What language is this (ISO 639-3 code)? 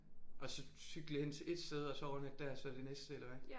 dan